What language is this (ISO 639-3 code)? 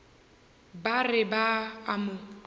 nso